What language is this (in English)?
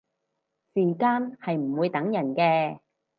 Cantonese